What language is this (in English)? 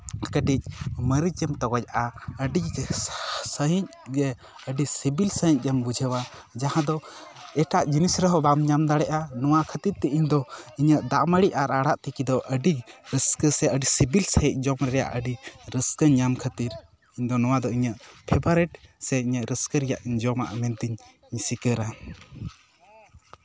Santali